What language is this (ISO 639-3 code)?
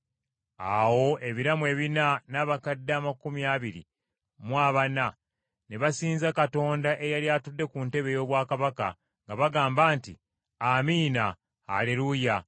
lug